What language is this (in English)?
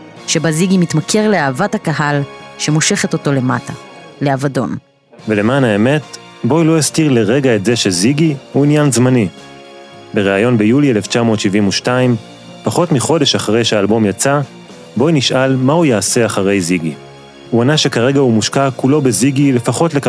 Hebrew